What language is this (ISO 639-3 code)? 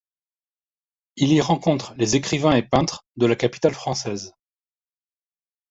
fra